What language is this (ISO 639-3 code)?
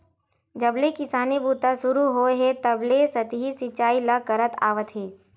hne